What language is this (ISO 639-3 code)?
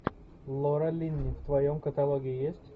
rus